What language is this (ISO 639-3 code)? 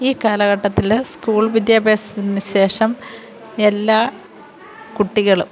mal